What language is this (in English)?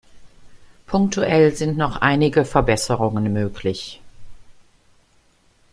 German